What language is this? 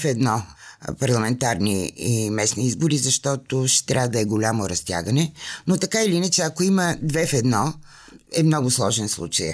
Bulgarian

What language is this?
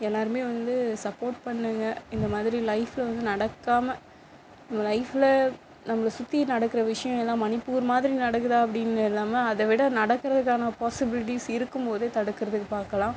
Tamil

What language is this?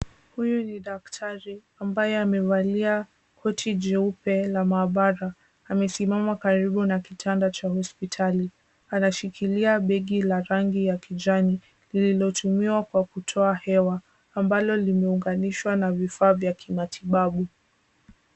Swahili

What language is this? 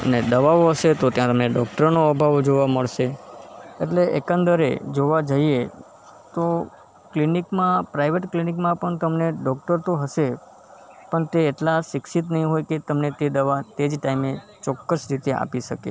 Gujarati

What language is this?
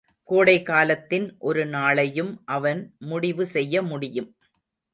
Tamil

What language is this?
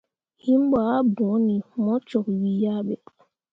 Mundang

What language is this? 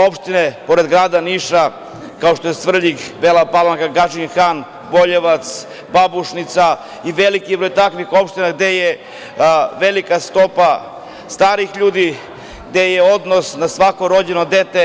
Serbian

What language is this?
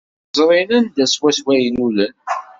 Kabyle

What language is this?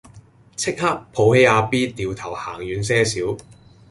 Cantonese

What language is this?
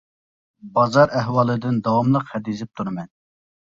Uyghur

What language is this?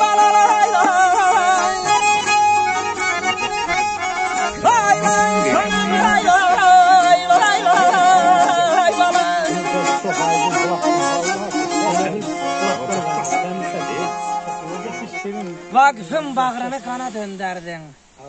Arabic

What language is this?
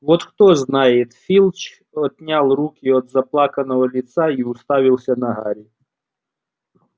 Russian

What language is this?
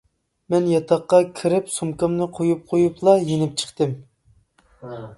Uyghur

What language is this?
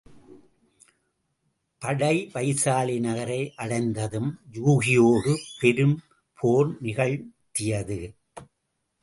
Tamil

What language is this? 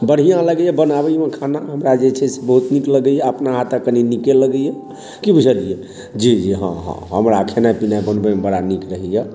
Maithili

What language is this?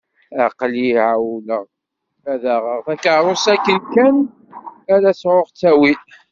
Kabyle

